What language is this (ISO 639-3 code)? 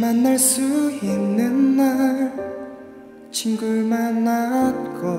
kor